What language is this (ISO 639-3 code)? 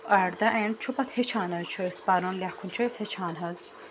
kas